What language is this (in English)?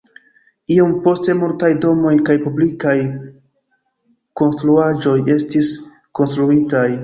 Esperanto